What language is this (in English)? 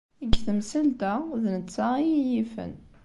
Kabyle